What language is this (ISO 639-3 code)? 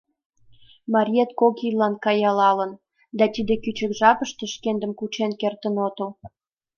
chm